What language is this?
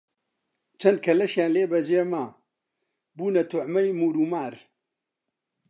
Central Kurdish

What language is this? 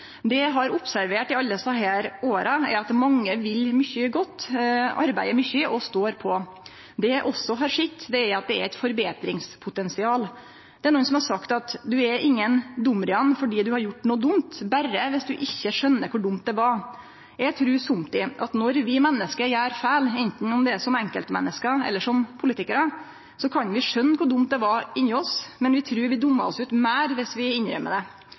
Norwegian Nynorsk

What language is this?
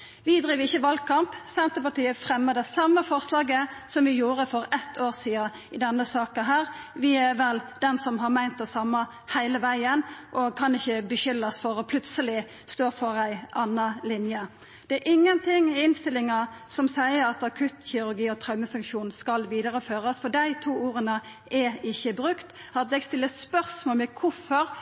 Norwegian Nynorsk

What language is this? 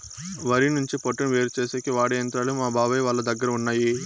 Telugu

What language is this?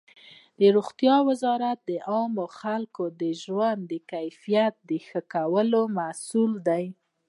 Pashto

